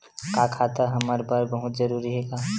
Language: Chhattisgarhi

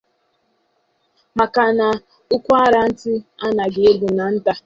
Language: Igbo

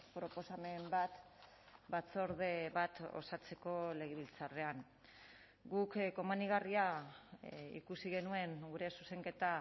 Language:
Basque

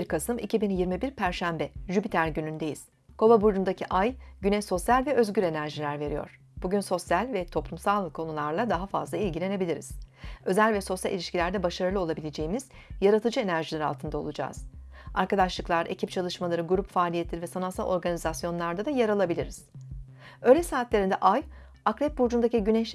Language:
Turkish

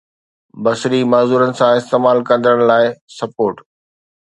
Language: Sindhi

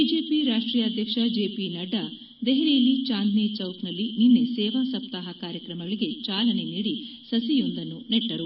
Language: Kannada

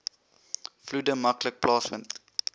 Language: Afrikaans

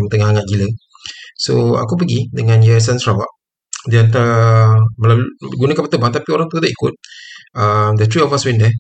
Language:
Malay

